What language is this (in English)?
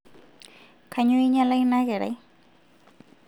Masai